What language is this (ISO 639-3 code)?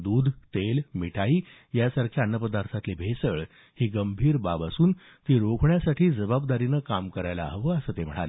mar